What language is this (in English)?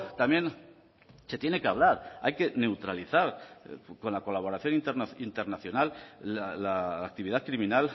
Spanish